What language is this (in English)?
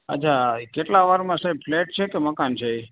Gujarati